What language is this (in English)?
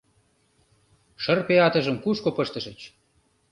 Mari